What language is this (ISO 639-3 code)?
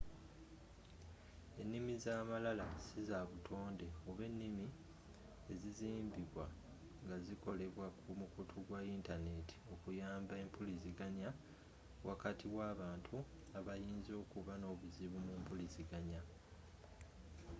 lug